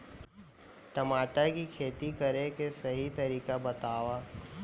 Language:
Chhattisgarhi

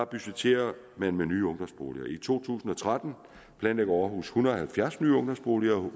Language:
Danish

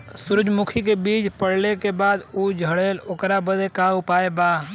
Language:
Bhojpuri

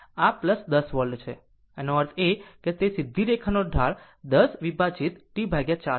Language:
Gujarati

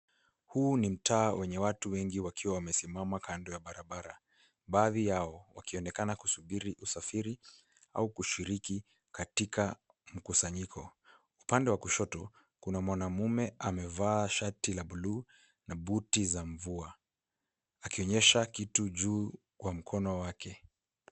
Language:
Swahili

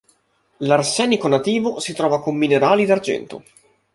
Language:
Italian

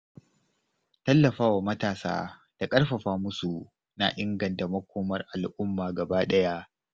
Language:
Hausa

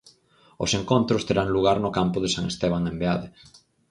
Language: Galician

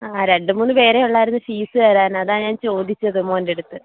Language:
Malayalam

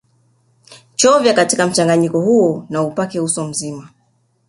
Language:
Swahili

